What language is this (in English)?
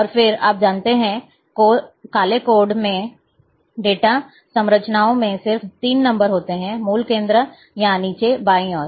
Hindi